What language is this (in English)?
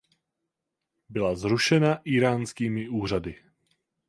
Czech